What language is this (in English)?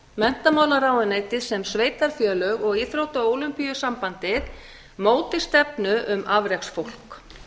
Icelandic